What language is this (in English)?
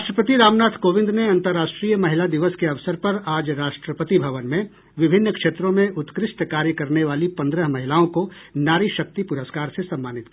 Hindi